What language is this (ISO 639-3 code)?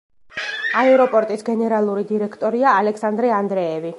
kat